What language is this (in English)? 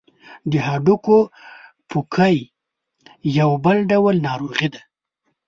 Pashto